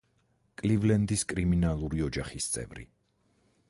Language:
Georgian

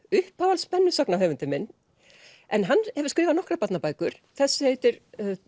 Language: Icelandic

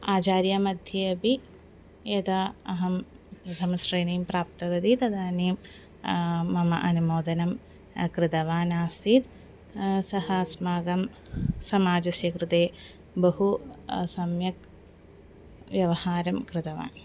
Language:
Sanskrit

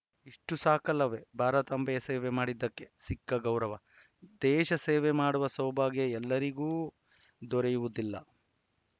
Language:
Kannada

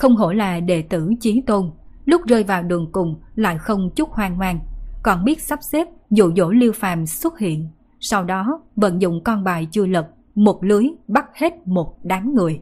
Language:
Vietnamese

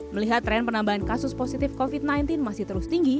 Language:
Indonesian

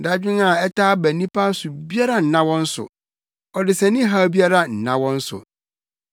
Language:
Akan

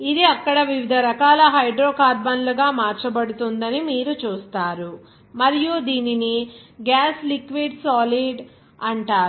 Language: Telugu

